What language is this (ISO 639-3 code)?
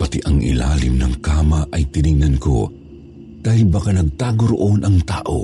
fil